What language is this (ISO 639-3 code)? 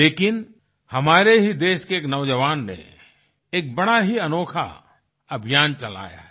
hin